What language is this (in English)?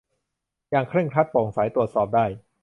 Thai